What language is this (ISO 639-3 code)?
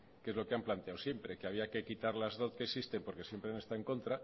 spa